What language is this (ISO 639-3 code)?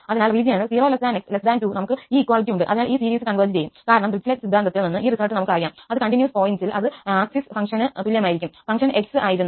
mal